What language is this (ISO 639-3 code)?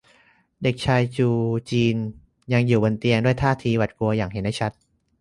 tha